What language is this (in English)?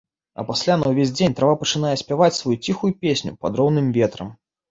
Belarusian